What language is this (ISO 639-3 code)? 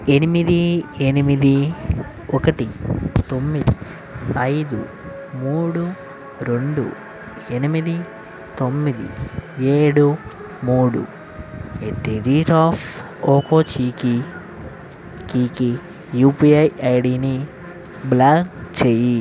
tel